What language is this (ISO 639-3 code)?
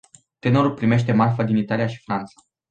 ron